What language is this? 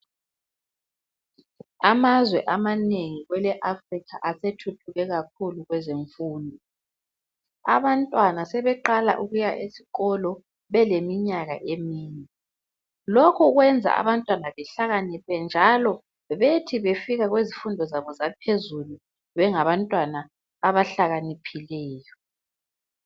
North Ndebele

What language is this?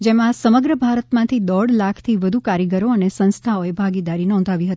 Gujarati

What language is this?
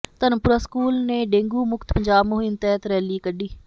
Punjabi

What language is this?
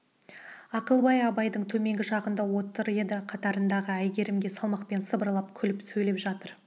Kazakh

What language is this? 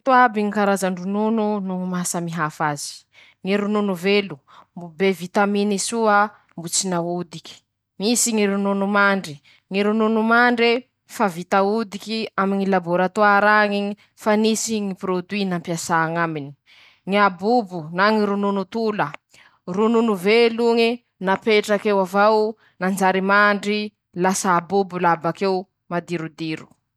Masikoro Malagasy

